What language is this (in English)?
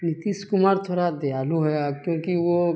Urdu